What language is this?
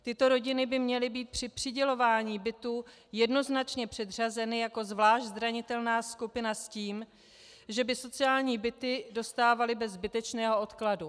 Czech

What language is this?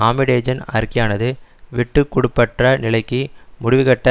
Tamil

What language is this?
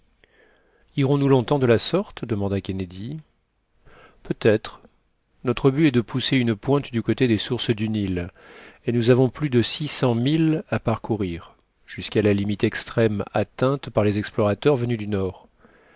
French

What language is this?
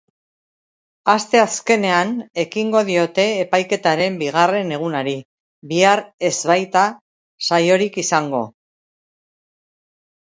Basque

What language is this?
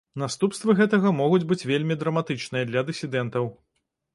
Belarusian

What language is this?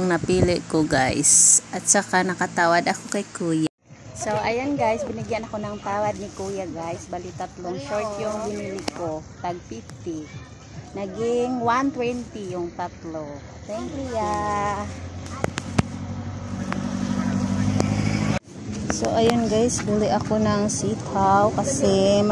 Filipino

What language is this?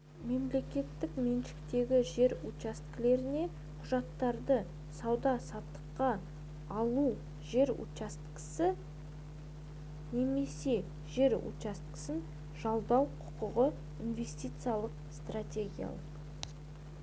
Kazakh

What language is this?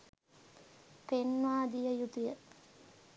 Sinhala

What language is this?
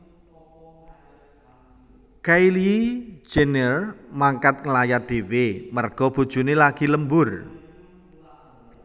Javanese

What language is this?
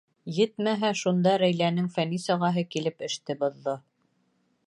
Bashkir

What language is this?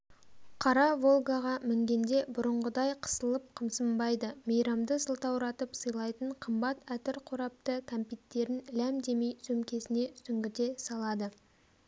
Kazakh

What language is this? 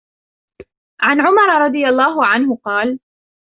Arabic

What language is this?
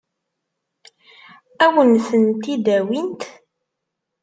Kabyle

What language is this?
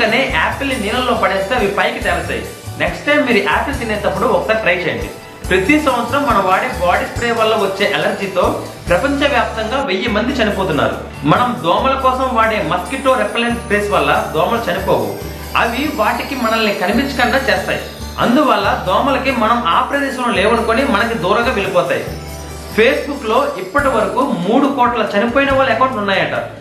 Telugu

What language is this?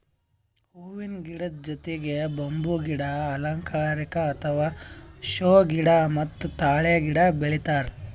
Kannada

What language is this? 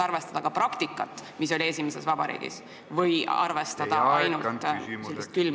Estonian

